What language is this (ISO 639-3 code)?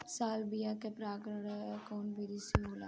bho